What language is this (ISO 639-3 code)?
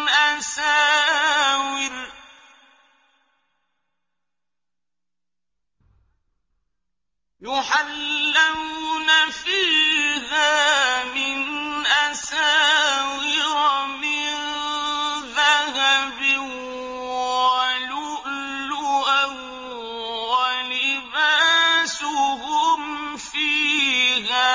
ara